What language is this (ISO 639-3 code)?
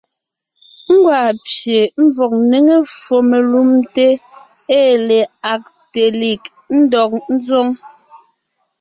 nnh